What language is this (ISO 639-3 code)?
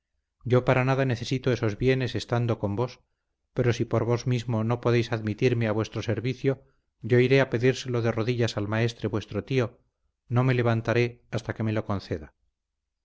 spa